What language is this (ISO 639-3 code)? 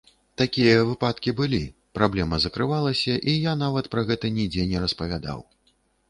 bel